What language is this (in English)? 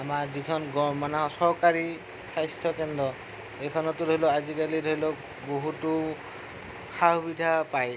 Assamese